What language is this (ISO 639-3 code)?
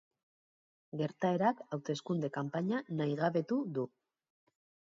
eus